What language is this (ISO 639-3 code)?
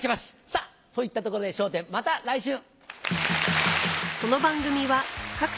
jpn